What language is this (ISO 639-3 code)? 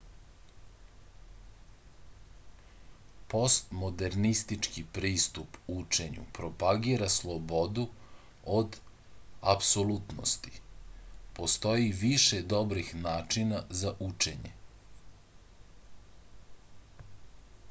srp